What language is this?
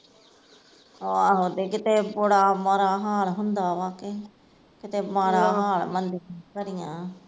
Punjabi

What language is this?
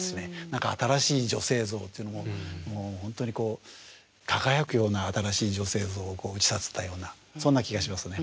Japanese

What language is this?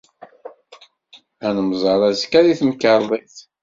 Kabyle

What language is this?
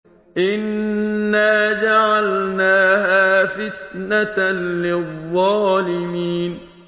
Arabic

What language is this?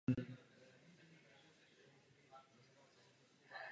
Czech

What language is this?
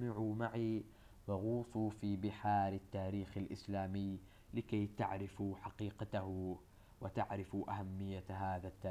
Arabic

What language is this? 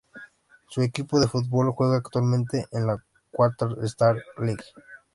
Spanish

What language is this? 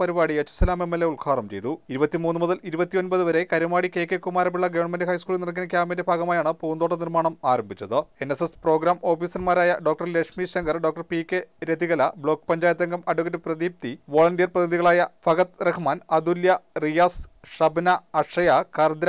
Malayalam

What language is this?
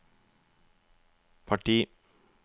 Norwegian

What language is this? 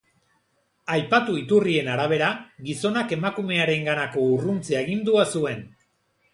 Basque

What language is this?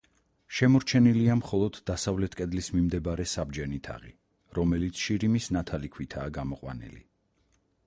Georgian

